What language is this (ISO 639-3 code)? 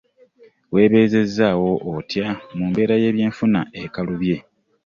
lug